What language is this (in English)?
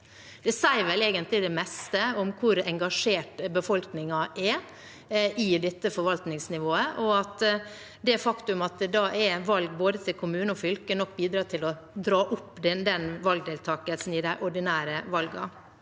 Norwegian